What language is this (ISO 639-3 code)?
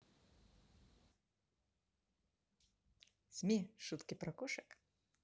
rus